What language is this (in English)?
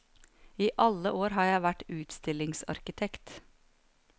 Norwegian